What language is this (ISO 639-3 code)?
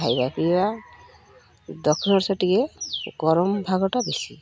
ori